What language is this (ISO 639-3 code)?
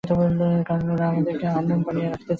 ben